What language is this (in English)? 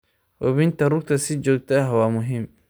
Somali